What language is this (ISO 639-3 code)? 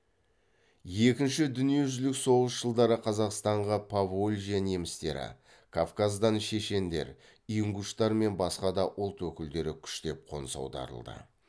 kaz